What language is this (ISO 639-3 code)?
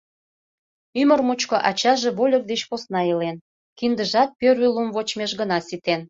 chm